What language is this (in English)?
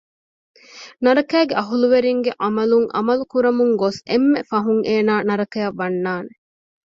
Divehi